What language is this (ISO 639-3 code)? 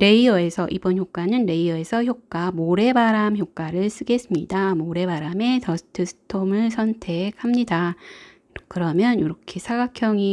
kor